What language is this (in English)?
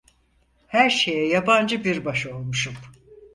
Turkish